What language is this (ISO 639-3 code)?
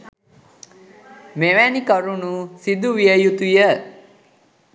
sin